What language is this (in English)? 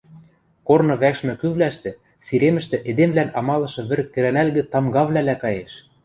Western Mari